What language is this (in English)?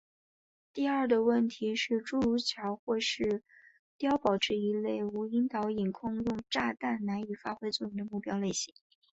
Chinese